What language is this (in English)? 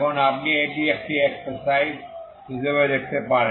Bangla